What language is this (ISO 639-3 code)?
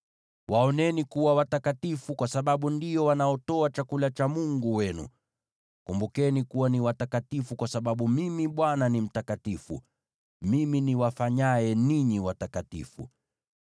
swa